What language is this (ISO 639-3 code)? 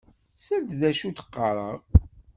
kab